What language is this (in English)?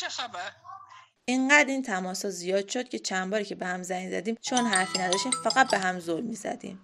Persian